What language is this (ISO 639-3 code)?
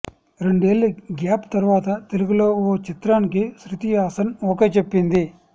tel